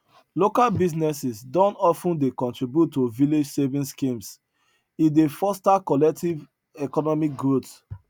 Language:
Nigerian Pidgin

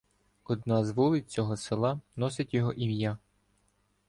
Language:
Ukrainian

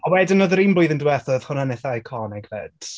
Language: Welsh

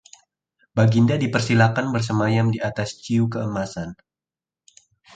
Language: Indonesian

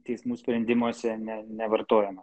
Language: Lithuanian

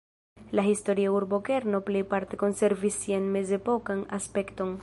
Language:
Esperanto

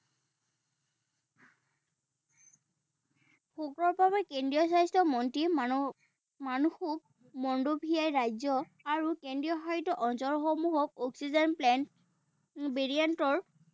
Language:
Assamese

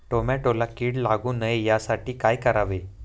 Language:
Marathi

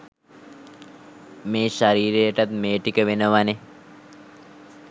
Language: Sinhala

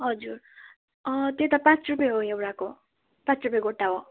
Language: Nepali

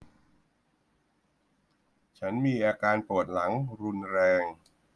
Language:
Thai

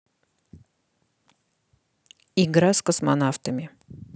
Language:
Russian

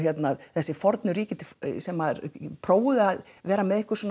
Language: Icelandic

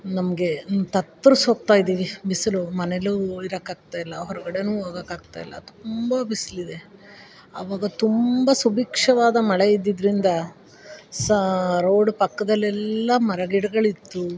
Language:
Kannada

